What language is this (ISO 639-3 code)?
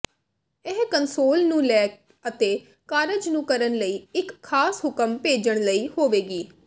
pan